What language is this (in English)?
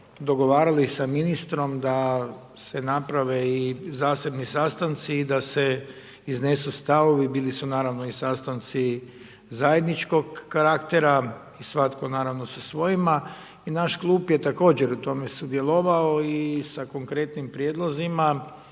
Croatian